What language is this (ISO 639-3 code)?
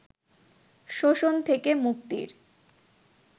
ben